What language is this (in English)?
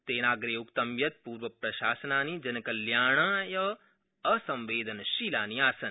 Sanskrit